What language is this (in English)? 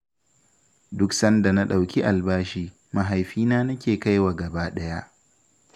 Hausa